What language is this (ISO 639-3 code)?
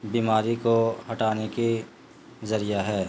urd